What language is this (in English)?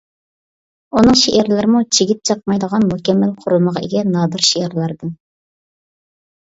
Uyghur